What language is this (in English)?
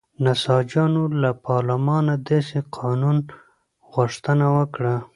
Pashto